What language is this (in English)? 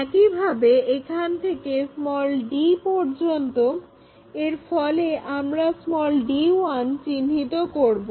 Bangla